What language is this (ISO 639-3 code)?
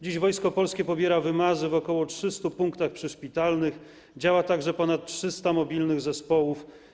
pol